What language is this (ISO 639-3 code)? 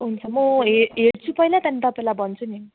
nep